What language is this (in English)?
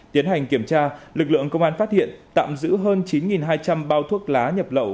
Vietnamese